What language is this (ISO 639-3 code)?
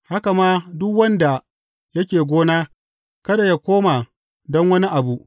hau